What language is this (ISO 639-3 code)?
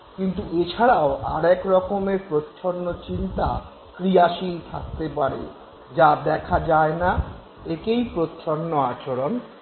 ben